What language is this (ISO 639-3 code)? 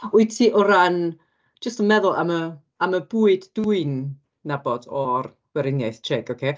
cym